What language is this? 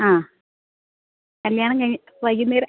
Malayalam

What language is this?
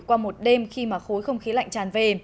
Vietnamese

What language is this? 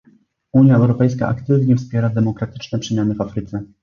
Polish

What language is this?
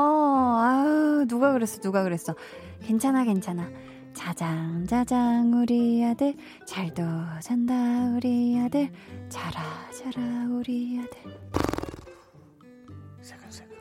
Korean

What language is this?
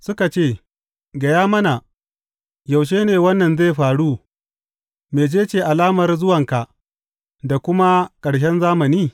Hausa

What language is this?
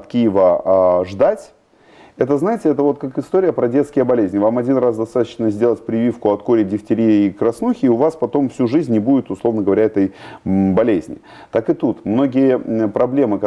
Russian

